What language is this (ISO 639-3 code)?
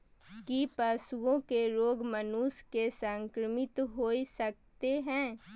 mai